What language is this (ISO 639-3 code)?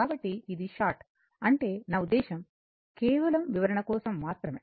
tel